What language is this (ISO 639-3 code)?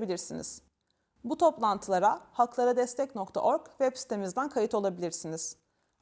tur